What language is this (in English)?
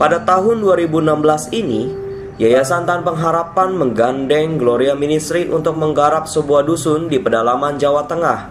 Indonesian